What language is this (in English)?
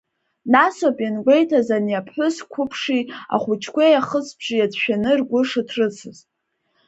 Abkhazian